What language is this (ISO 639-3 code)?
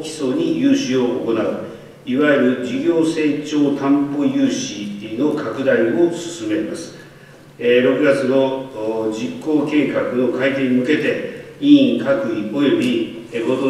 jpn